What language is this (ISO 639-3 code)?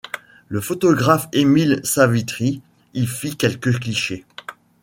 fra